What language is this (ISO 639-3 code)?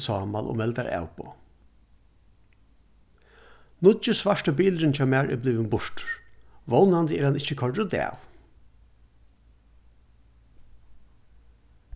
fao